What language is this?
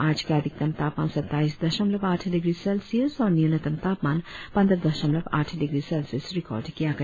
Hindi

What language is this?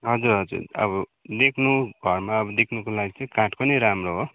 Nepali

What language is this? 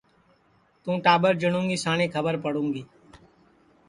Sansi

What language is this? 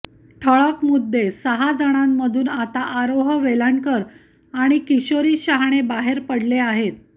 Marathi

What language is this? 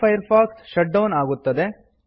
Kannada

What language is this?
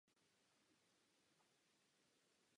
Czech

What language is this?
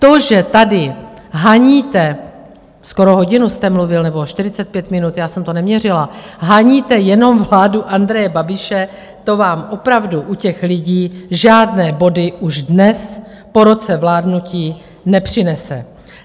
Czech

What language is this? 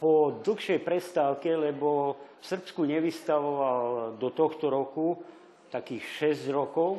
Slovak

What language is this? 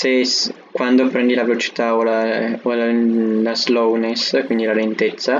Italian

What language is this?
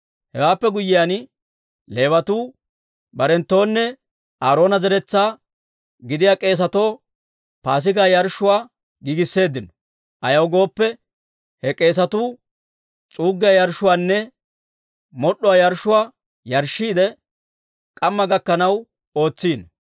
Dawro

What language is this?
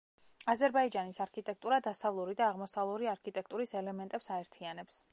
Georgian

